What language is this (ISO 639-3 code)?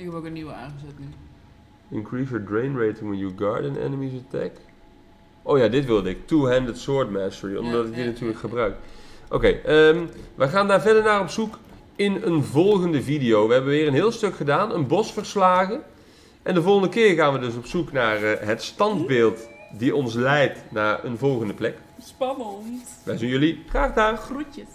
nld